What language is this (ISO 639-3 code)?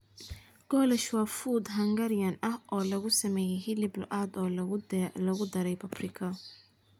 som